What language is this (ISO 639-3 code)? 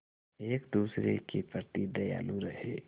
hin